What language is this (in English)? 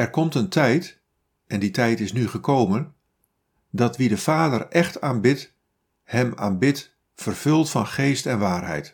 Dutch